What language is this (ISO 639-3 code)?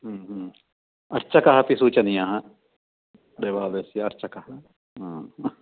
san